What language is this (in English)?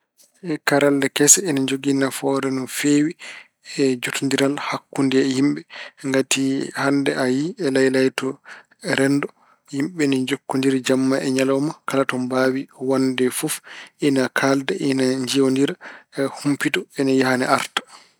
Fula